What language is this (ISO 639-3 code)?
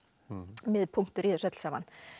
isl